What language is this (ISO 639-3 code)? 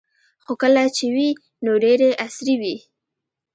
pus